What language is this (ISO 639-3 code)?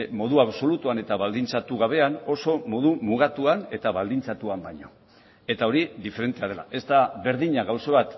eus